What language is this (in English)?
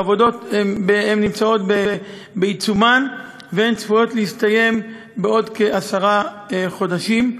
Hebrew